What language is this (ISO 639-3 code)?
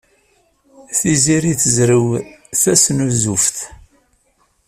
kab